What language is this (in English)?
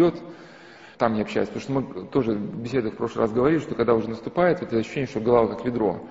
Russian